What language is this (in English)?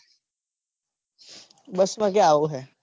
Gujarati